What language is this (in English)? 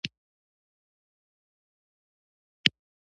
Pashto